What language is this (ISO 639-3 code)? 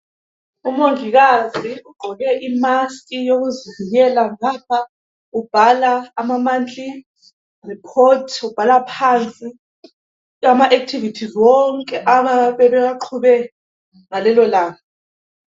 nde